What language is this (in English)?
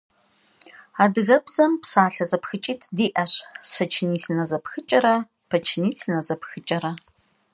Kabardian